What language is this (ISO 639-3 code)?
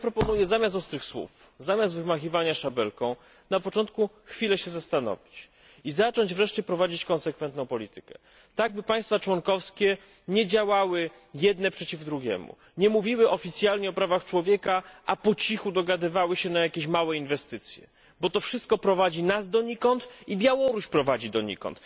pol